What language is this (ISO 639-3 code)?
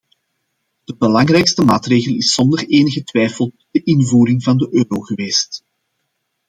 nld